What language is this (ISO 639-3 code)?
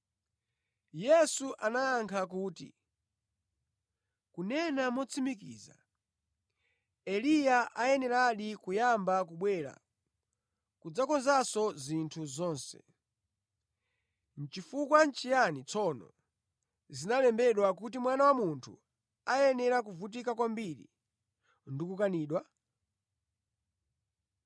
nya